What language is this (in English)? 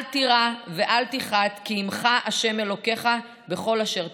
Hebrew